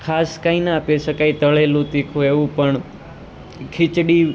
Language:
Gujarati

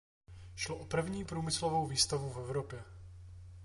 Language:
Czech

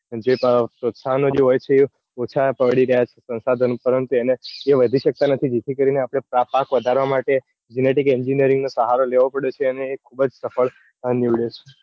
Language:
Gujarati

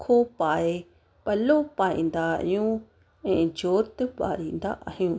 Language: Sindhi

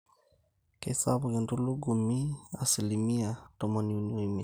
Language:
Masai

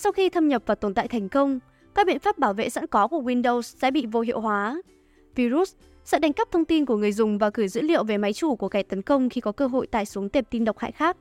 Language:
Vietnamese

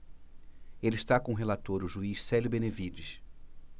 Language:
Portuguese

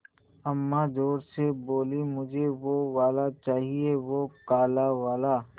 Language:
Hindi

